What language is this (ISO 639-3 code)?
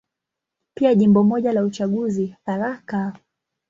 swa